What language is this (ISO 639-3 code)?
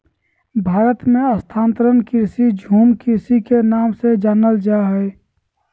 mag